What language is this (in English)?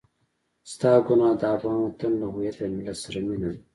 Pashto